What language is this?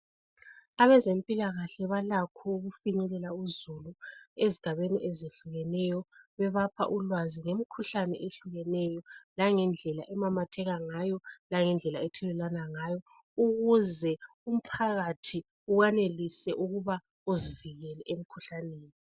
North Ndebele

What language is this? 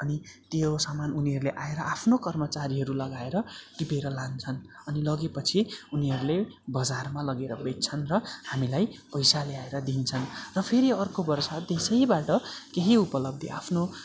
Nepali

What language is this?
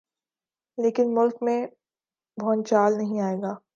Urdu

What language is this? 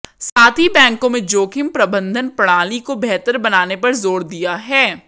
Hindi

